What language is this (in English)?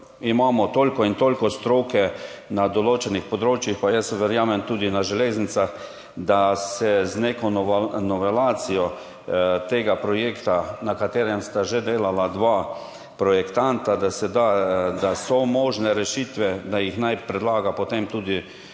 Slovenian